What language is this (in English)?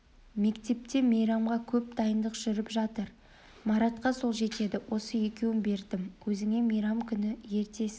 Kazakh